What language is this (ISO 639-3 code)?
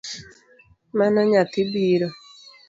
luo